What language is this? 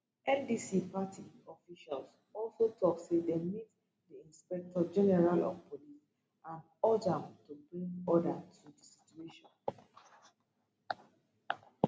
Nigerian Pidgin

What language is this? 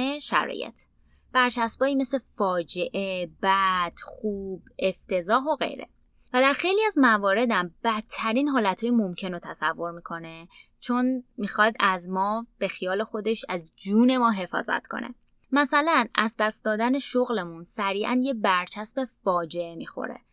Persian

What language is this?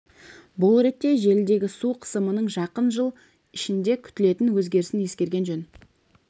Kazakh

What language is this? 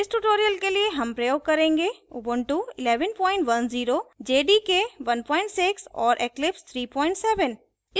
Hindi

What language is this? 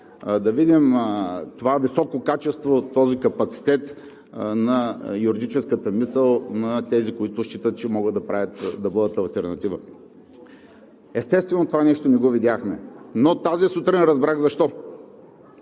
Bulgarian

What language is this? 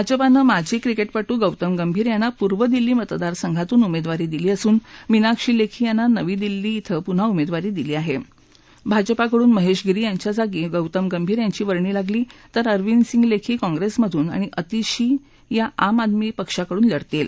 Marathi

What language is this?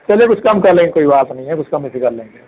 Hindi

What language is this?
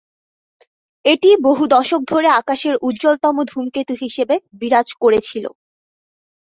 Bangla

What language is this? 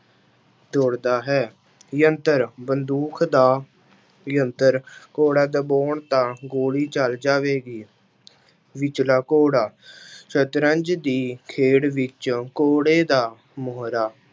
Punjabi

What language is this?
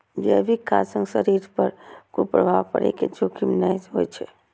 Maithili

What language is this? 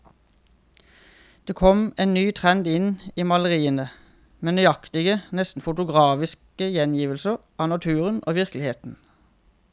Norwegian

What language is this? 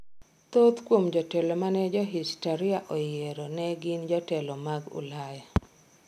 Luo (Kenya and Tanzania)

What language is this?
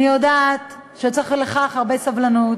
Hebrew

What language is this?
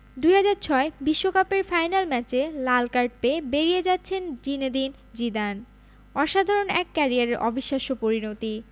Bangla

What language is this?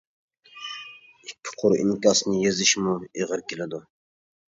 Uyghur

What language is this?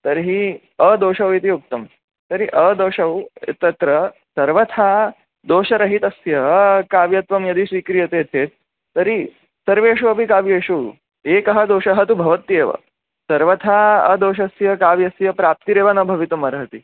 Sanskrit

